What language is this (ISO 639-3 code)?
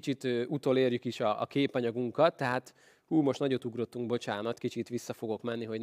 hun